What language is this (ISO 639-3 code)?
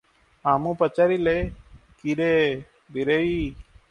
ori